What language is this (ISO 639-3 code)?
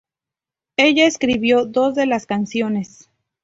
spa